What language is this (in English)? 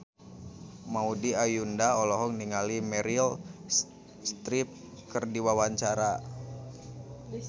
Sundanese